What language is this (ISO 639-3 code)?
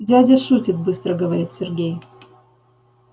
rus